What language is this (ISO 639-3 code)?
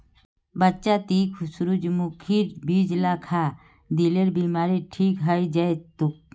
mag